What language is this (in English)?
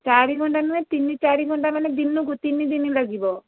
Odia